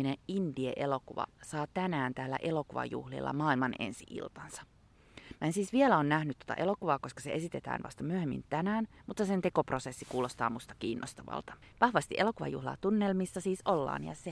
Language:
Finnish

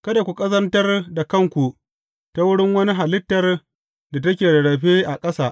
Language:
Hausa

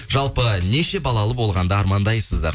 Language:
Kazakh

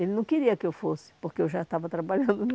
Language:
Portuguese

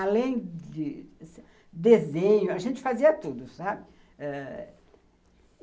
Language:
Portuguese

